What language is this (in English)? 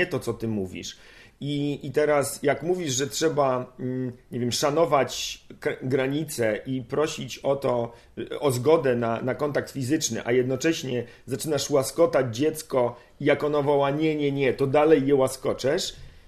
Polish